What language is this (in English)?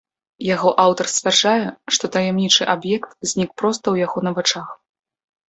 Belarusian